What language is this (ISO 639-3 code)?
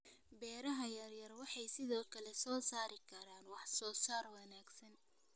som